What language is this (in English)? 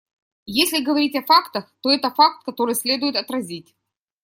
Russian